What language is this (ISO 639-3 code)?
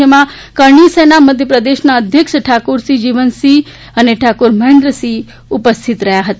guj